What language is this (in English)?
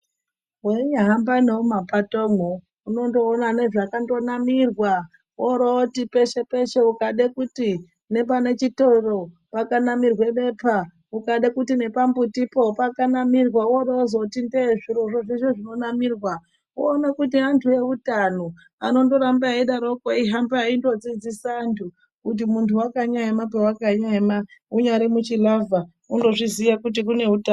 Ndau